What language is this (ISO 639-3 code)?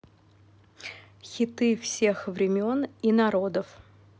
rus